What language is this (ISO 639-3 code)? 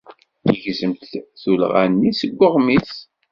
kab